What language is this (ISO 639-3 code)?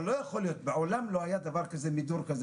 heb